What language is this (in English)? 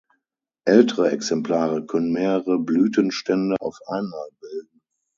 German